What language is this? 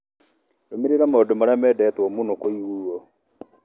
Kikuyu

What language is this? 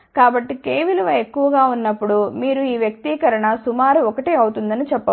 Telugu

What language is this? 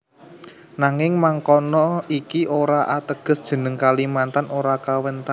Javanese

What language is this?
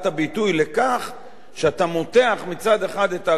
Hebrew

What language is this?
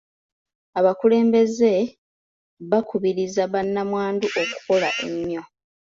Ganda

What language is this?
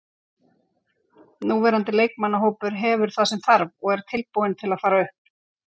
Icelandic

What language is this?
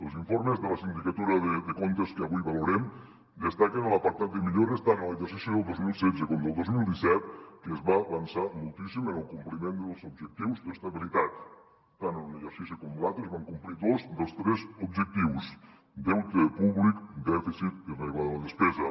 Catalan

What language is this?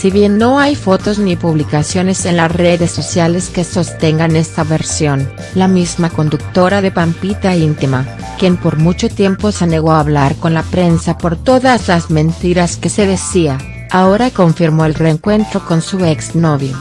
Spanish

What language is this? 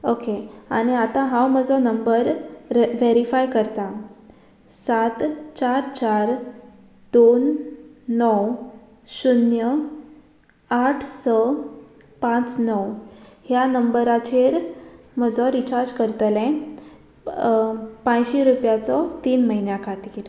Konkani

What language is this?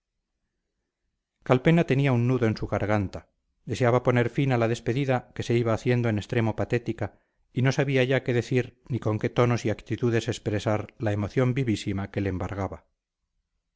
Spanish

